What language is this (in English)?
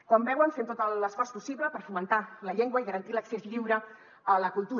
Catalan